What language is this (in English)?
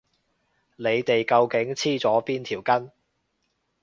Cantonese